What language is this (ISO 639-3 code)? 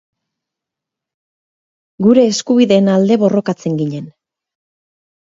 eus